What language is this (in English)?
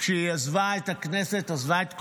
Hebrew